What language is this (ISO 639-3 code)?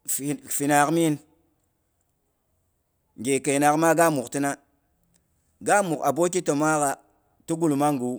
bux